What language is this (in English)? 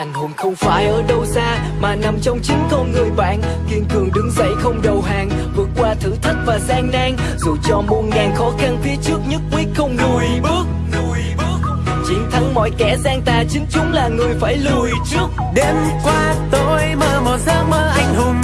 Vietnamese